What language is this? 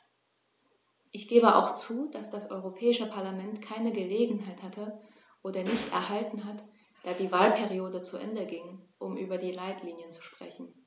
German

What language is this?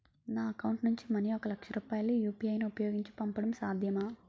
Telugu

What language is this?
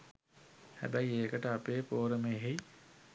Sinhala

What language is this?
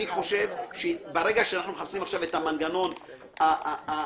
Hebrew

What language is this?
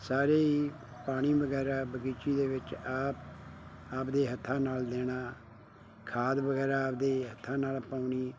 Punjabi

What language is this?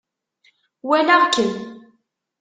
Kabyle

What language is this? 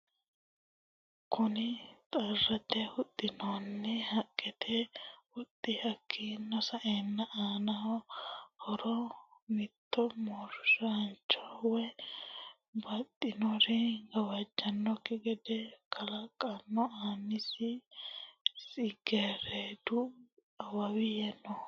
Sidamo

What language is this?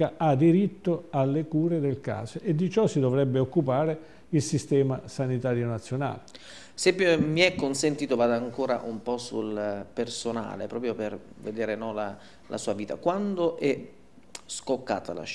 Italian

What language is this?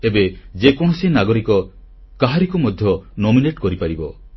Odia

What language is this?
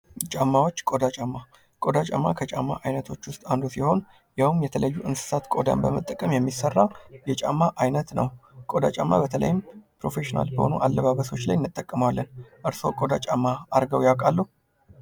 Amharic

